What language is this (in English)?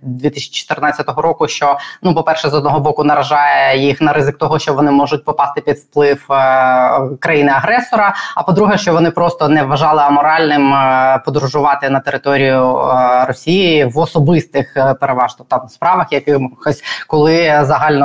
Ukrainian